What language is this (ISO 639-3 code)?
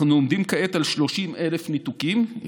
heb